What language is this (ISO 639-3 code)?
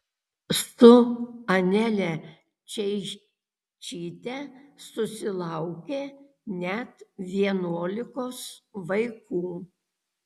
lit